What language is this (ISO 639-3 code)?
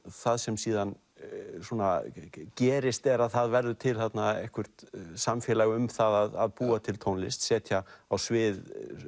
isl